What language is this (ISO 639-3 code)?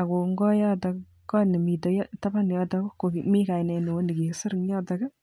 kln